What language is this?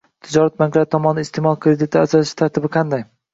Uzbek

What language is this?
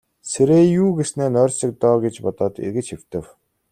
Mongolian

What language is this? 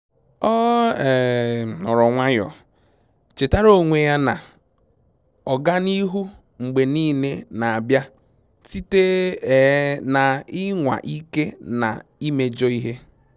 Igbo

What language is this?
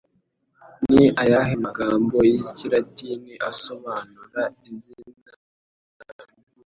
Kinyarwanda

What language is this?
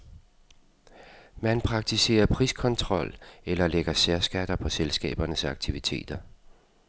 Danish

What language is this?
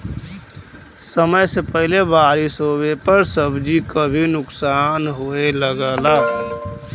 Bhojpuri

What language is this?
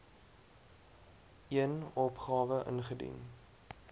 Afrikaans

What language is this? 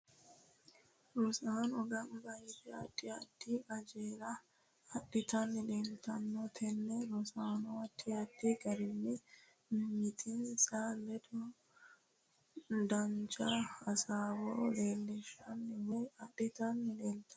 Sidamo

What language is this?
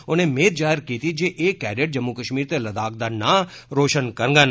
Dogri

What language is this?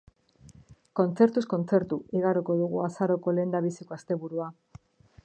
Basque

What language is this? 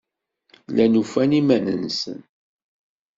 Kabyle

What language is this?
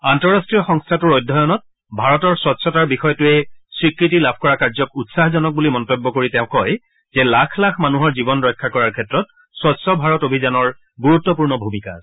Assamese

